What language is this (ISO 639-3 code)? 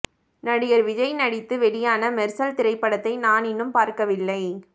tam